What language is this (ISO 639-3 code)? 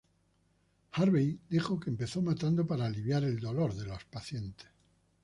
spa